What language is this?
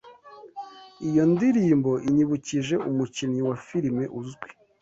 Kinyarwanda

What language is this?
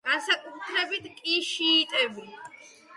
Georgian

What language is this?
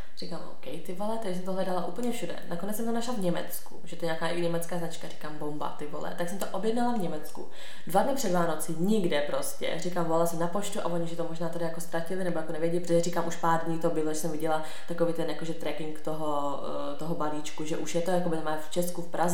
Czech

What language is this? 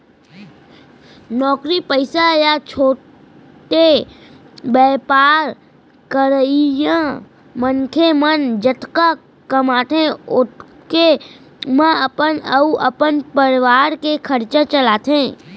Chhattisgarhi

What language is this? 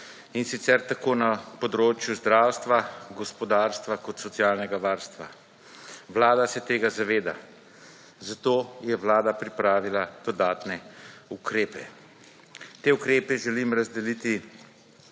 Slovenian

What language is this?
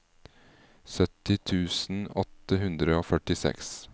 Norwegian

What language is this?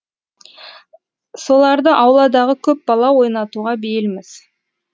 Kazakh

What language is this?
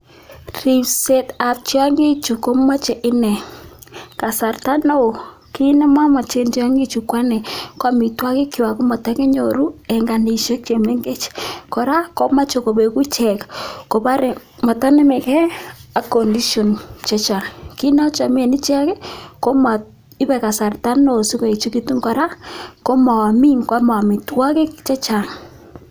Kalenjin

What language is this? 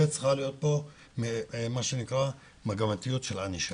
Hebrew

